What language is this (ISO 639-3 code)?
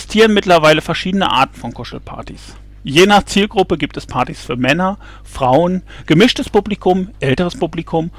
deu